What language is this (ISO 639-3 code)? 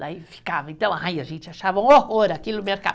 por